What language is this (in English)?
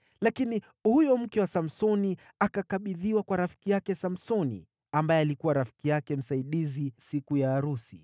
Swahili